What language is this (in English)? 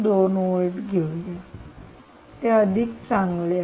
Marathi